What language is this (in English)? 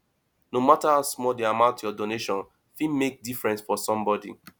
Nigerian Pidgin